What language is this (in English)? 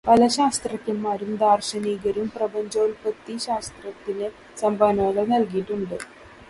Malayalam